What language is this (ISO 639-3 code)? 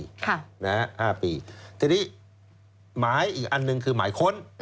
tha